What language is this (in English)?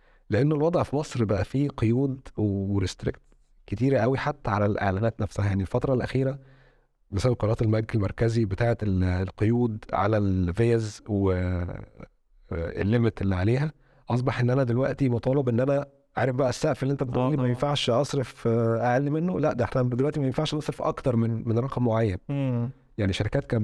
Arabic